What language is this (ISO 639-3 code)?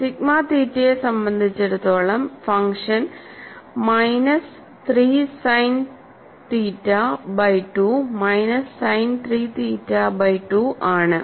mal